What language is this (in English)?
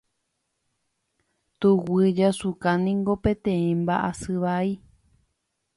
Guarani